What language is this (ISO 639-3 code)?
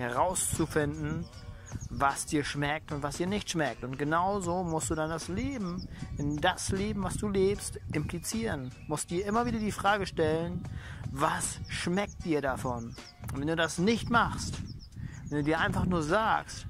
deu